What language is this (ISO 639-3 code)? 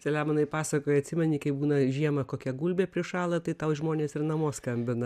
lit